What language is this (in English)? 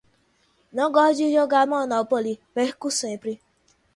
Portuguese